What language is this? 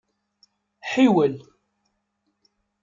Kabyle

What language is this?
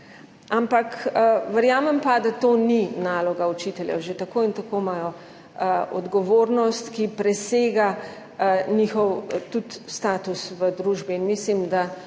Slovenian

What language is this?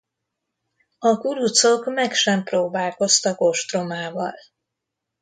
Hungarian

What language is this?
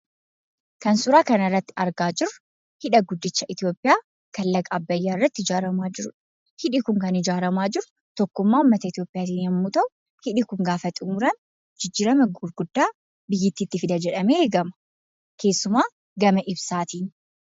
Oromo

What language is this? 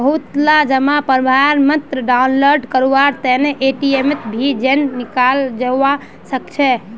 Magahi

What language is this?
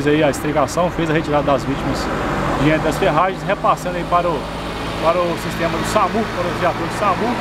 Portuguese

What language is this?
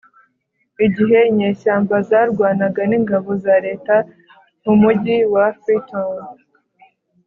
Kinyarwanda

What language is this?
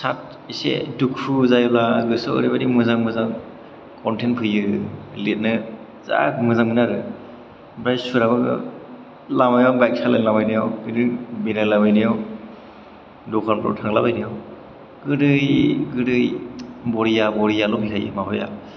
Bodo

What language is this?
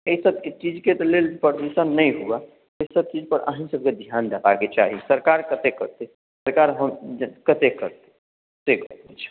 Maithili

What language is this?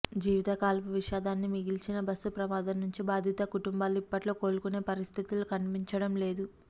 Telugu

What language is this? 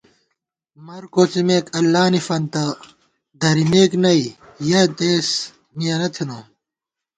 Gawar-Bati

